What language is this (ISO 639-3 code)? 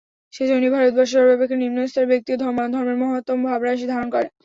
ben